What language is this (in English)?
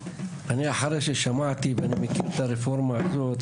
Hebrew